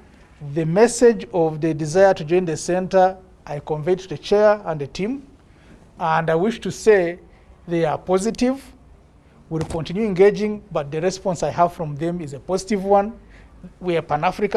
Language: English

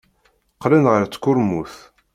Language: Kabyle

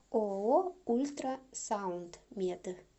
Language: Russian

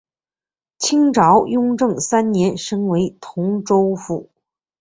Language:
Chinese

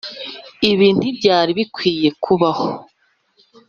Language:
Kinyarwanda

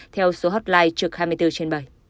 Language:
Vietnamese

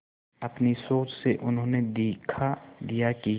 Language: Hindi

